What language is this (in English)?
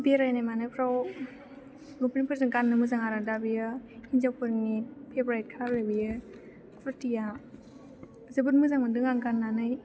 Bodo